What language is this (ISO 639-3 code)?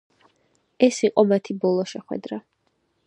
kat